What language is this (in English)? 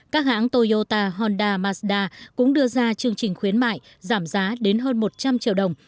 Vietnamese